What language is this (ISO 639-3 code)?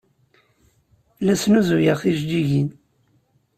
kab